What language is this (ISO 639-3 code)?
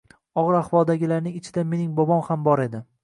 uzb